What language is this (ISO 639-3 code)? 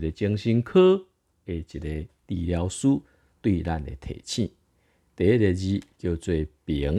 zho